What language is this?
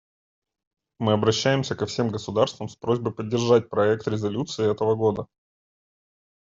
Russian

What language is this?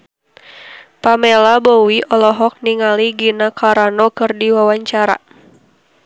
Sundanese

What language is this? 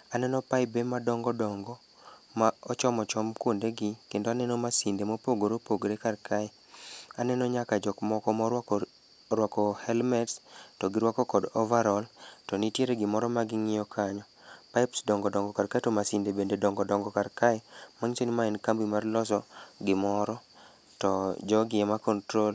Luo (Kenya and Tanzania)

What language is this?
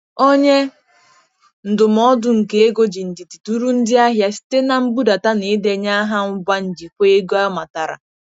Igbo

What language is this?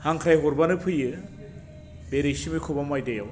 Bodo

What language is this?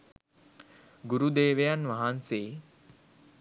Sinhala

